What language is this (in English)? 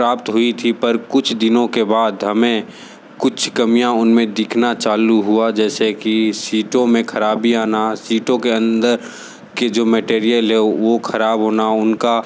Hindi